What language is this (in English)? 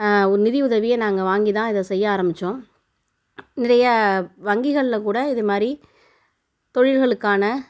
Tamil